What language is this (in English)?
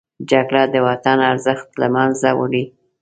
Pashto